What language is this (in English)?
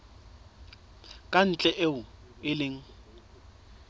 Southern Sotho